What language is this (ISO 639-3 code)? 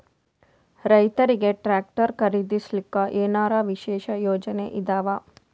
kan